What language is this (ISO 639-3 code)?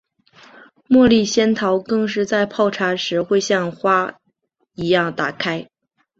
zho